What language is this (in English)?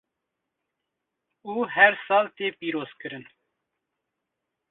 Kurdish